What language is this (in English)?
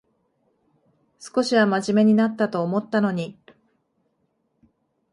Japanese